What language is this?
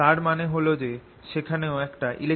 Bangla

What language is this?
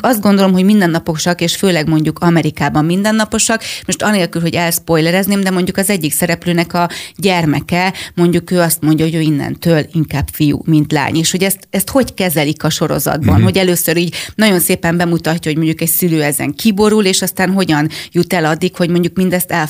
Hungarian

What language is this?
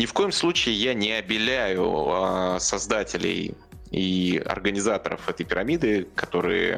Russian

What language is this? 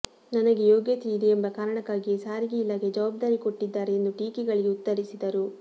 Kannada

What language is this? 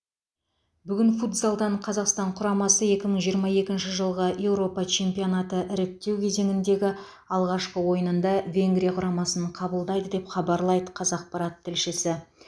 Kazakh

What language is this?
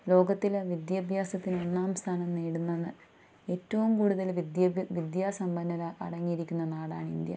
Malayalam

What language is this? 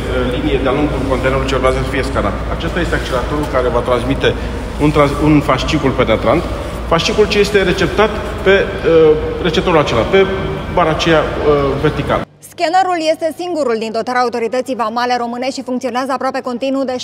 Romanian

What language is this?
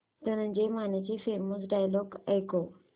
Marathi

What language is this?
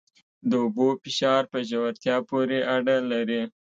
Pashto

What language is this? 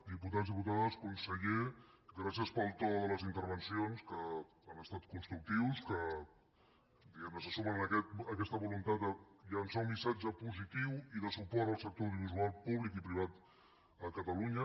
Catalan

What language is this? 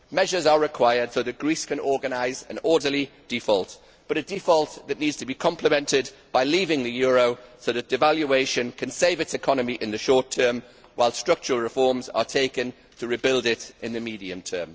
English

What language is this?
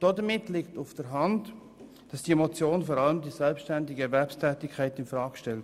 Swiss German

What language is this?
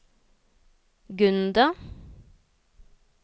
Norwegian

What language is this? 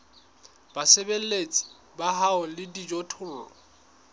Southern Sotho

